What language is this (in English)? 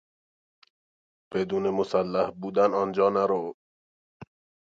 Persian